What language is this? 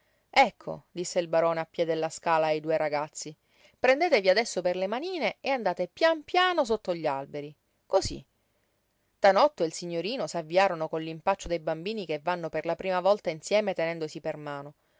Italian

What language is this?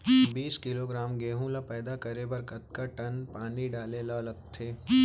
Chhattisgarhi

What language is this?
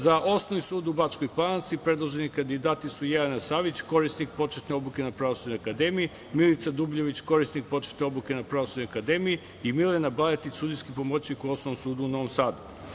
Serbian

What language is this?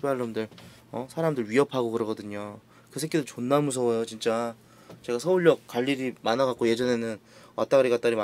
Korean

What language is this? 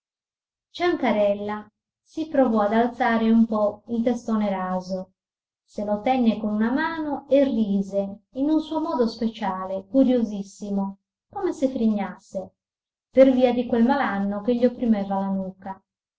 Italian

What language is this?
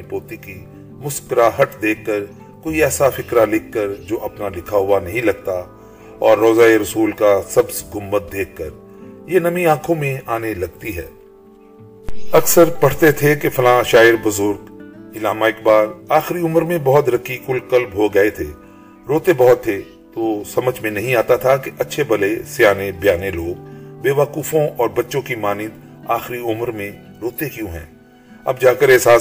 Urdu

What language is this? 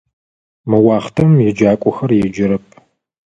Adyghe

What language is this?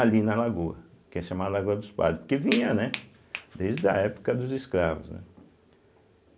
Portuguese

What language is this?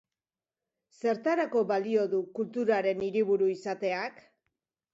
Basque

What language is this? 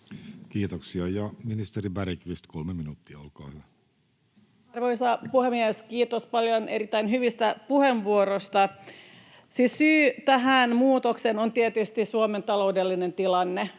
Finnish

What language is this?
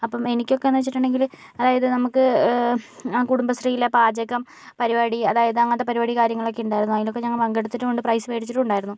Malayalam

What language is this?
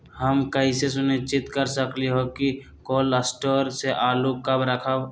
Magahi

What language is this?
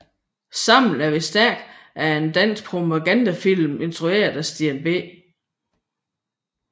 Danish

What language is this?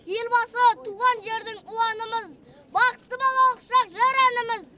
Kazakh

